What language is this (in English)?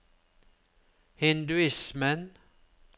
Norwegian